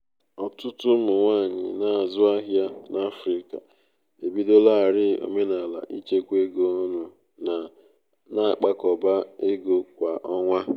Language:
Igbo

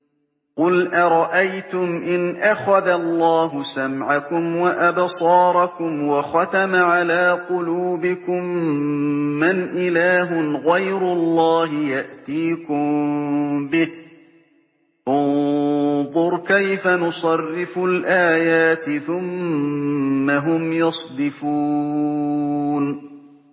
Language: Arabic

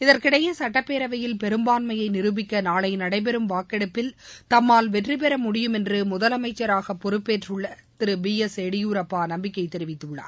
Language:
Tamil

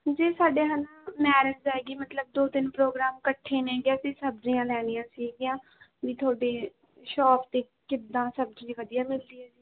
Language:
Punjabi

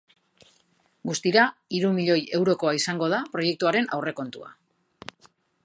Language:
Basque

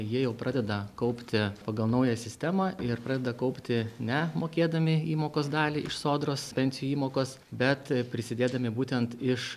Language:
Lithuanian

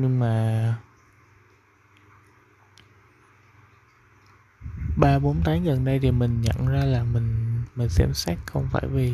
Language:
Vietnamese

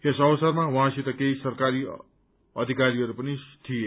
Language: Nepali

